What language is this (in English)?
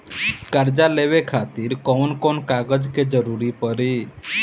Bhojpuri